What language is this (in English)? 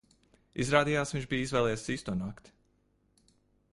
Latvian